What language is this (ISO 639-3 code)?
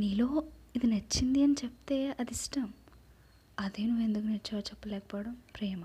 tel